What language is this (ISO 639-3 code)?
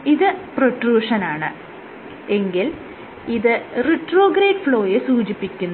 mal